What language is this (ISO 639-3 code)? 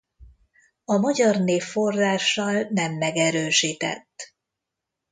hun